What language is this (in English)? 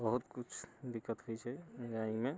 Maithili